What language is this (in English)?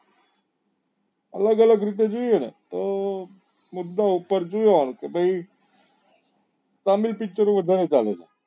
Gujarati